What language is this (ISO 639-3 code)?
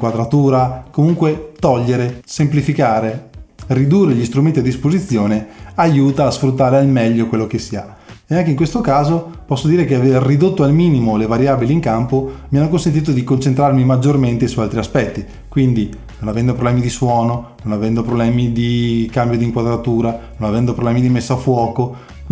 ita